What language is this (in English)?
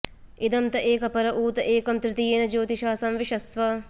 Sanskrit